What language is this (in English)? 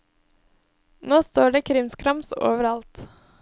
Norwegian